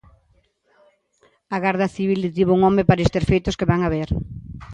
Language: Galician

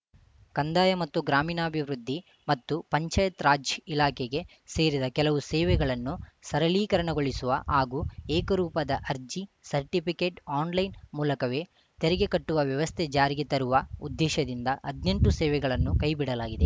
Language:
Kannada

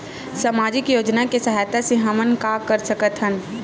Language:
Chhattisgarhi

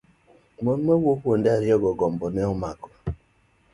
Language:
Luo (Kenya and Tanzania)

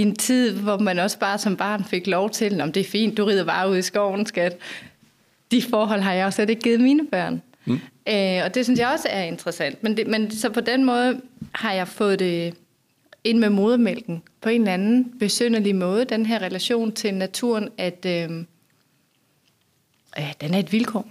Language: Danish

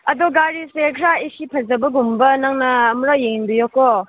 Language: Manipuri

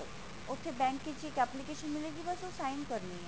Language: Punjabi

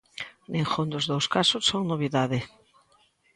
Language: Galician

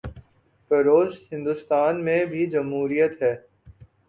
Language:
Urdu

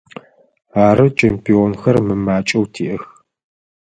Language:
Adyghe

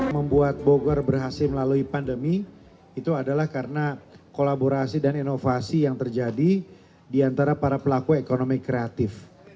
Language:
Indonesian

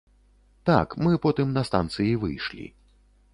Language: Belarusian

